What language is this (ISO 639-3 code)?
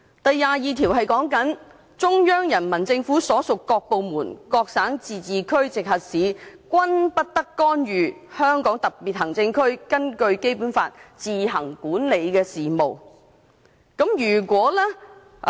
yue